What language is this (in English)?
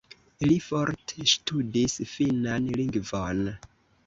Esperanto